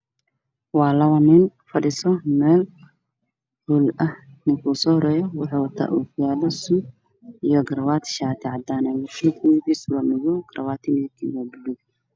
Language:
Somali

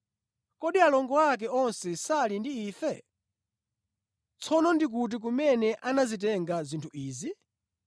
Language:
Nyanja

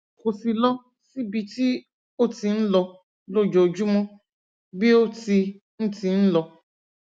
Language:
Yoruba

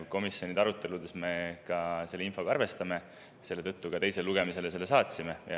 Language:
Estonian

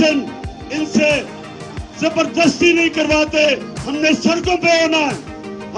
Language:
Urdu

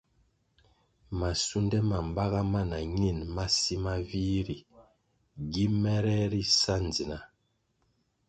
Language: Kwasio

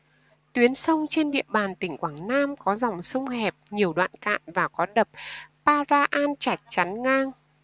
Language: Vietnamese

